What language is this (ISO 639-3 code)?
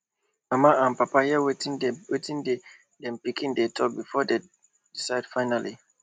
pcm